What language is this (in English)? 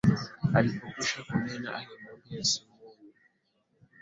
Swahili